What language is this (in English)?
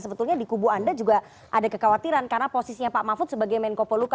Indonesian